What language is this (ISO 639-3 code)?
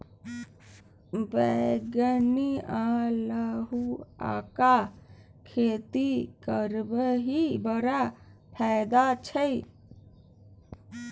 mai